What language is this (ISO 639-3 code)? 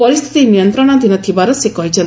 ori